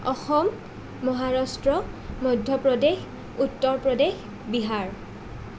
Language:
Assamese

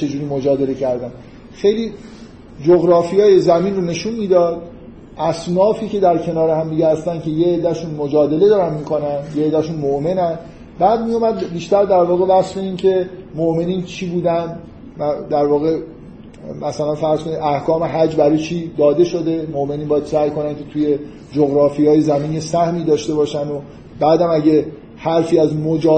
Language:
Persian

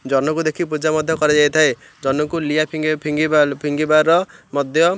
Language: Odia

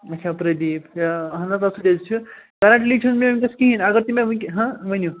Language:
Kashmiri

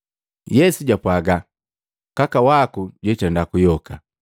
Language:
Matengo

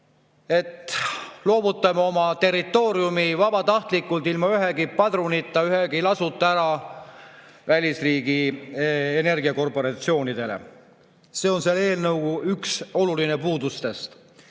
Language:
Estonian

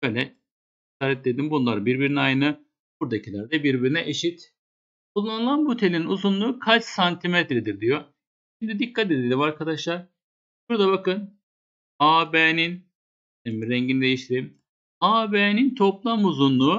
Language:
Turkish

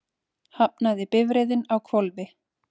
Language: Icelandic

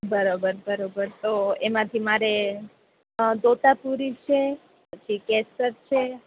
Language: Gujarati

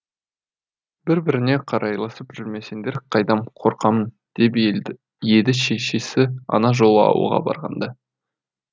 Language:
Kazakh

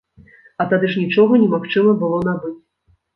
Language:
Belarusian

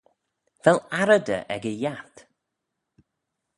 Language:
Manx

